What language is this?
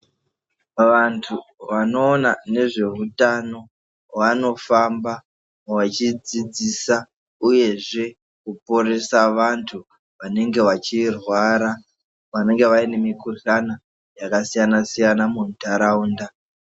Ndau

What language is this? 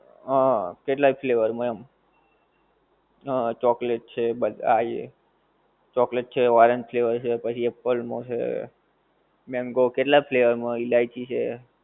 Gujarati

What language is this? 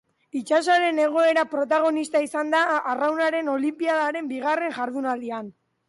Basque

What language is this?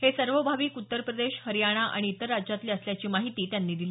Marathi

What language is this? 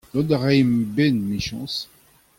Breton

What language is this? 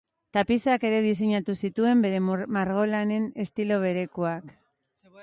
Basque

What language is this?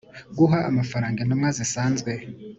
Kinyarwanda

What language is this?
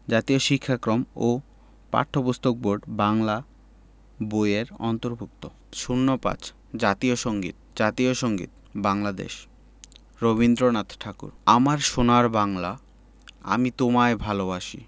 Bangla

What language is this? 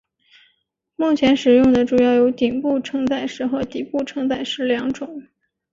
Chinese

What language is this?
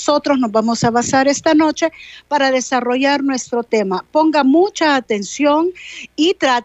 Spanish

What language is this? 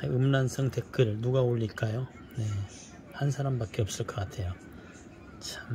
Korean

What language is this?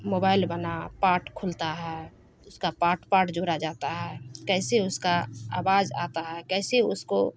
Urdu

